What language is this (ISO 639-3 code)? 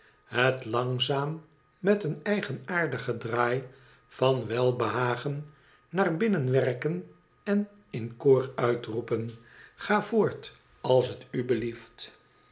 nld